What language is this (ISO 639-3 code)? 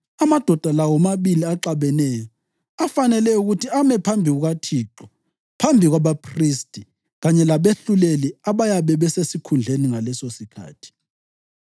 nde